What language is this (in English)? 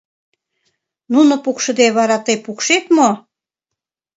Mari